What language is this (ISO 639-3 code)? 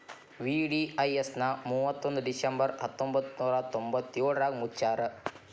kan